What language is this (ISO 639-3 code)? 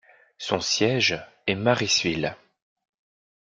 fra